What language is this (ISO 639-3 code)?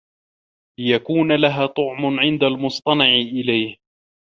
ara